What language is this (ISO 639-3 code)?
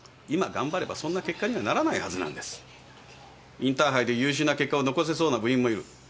jpn